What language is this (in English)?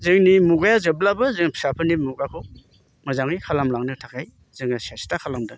Bodo